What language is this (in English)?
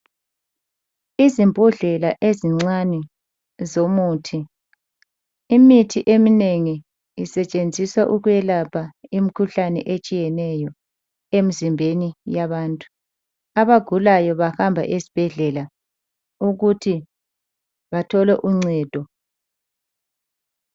North Ndebele